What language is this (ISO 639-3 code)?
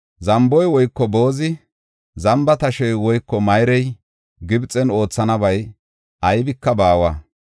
gof